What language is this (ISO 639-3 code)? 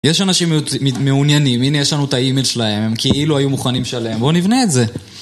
heb